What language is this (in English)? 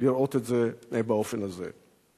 Hebrew